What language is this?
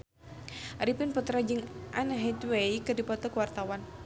Sundanese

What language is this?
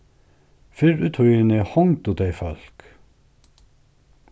Faroese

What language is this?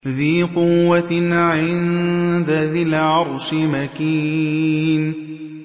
Arabic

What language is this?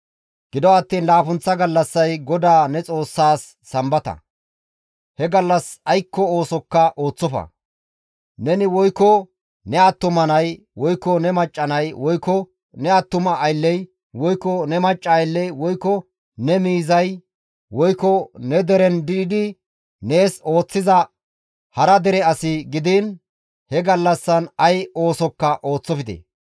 Gamo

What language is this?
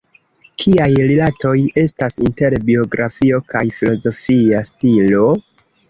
Esperanto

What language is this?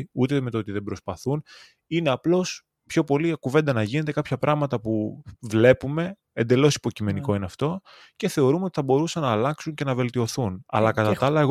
Greek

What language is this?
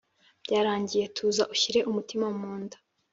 Kinyarwanda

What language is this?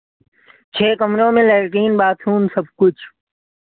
Hindi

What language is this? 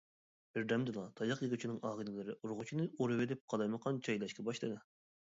Uyghur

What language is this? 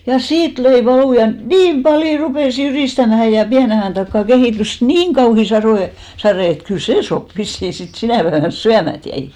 Finnish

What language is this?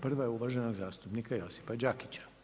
Croatian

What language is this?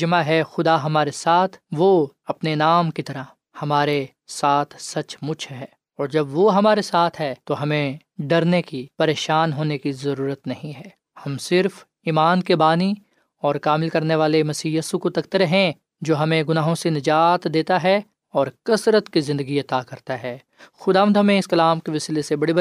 Urdu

